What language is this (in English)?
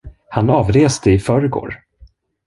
Swedish